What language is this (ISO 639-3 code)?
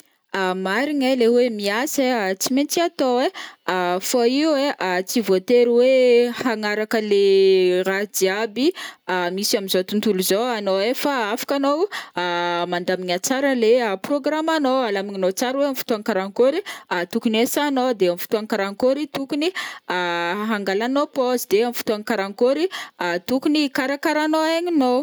bmm